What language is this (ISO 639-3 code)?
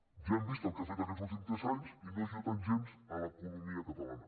cat